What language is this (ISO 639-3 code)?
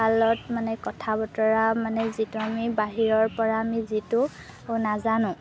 asm